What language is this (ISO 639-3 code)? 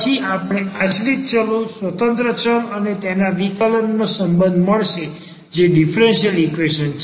guj